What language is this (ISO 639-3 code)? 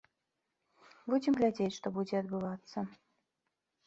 bel